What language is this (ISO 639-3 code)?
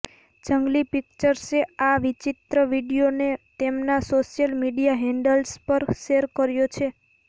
guj